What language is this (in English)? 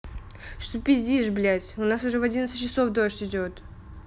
Russian